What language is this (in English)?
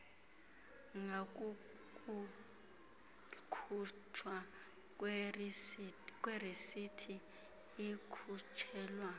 Xhosa